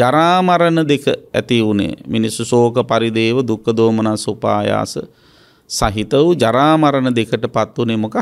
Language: Indonesian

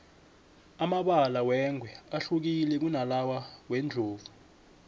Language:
South Ndebele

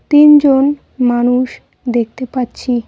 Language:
Bangla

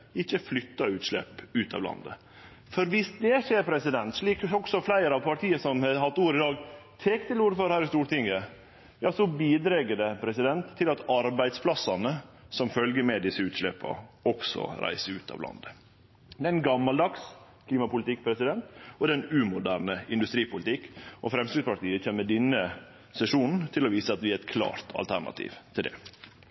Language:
Norwegian Nynorsk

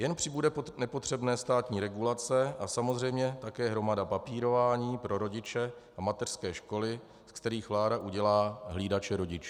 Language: Czech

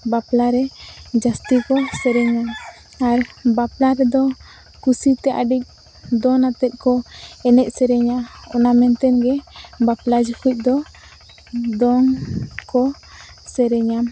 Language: Santali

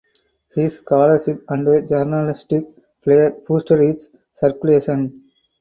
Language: English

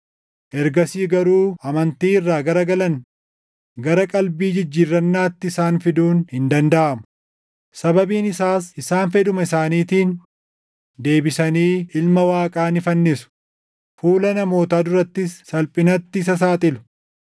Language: Oromo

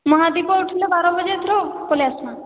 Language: Odia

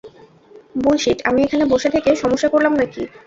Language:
Bangla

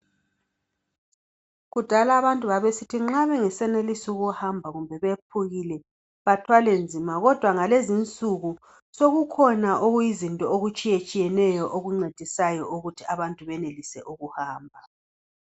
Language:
North Ndebele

